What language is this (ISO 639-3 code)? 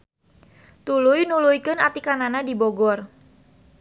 sun